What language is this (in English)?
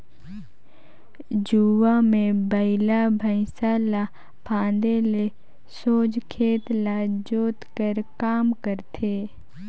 Chhattisgarhi